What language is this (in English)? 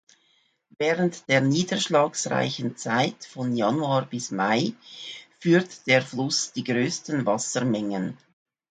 German